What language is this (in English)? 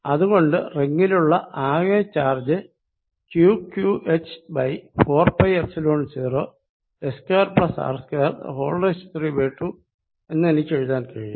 Malayalam